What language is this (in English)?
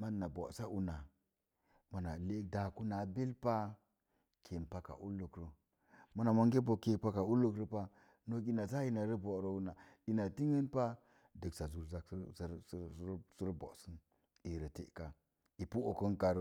Mom Jango